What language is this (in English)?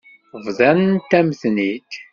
Kabyle